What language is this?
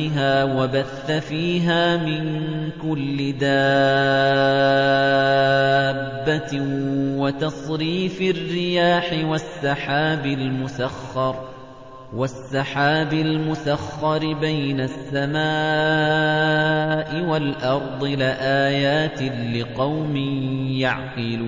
Arabic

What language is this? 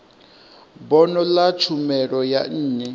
Venda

